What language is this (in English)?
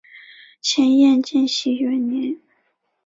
Chinese